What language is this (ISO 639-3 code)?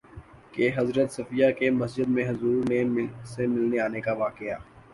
urd